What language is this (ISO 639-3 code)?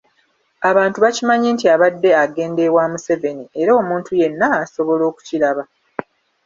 lug